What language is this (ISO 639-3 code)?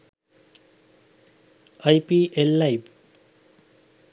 sin